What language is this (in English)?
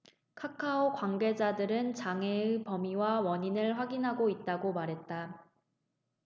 Korean